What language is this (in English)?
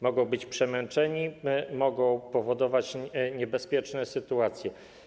Polish